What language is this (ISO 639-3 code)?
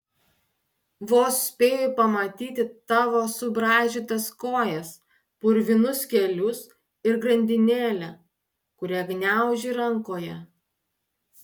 lit